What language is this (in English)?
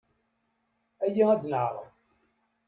Kabyle